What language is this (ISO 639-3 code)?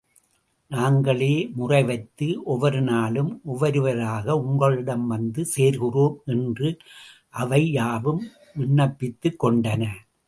tam